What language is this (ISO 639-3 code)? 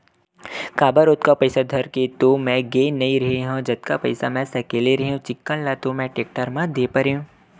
hne